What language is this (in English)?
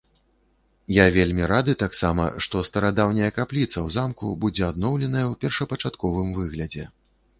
Belarusian